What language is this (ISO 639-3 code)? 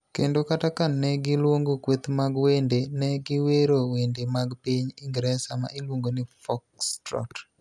luo